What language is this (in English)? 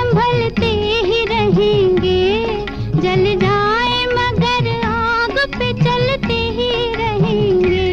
Hindi